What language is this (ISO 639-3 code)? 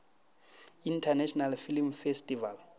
nso